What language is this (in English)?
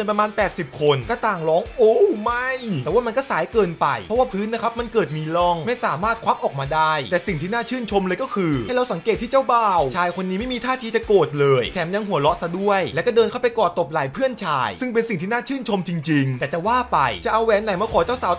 Thai